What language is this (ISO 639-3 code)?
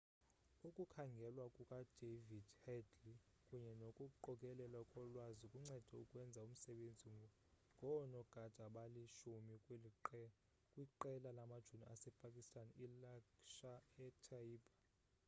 xho